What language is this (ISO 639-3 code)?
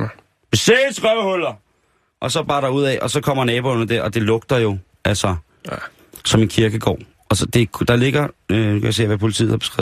dan